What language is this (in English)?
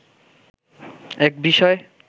Bangla